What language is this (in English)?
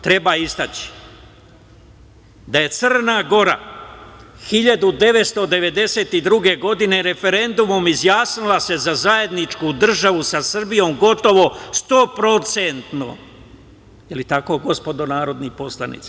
Serbian